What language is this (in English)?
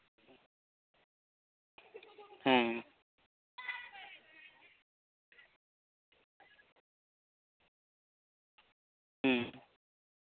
Santali